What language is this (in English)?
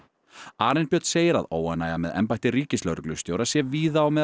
Icelandic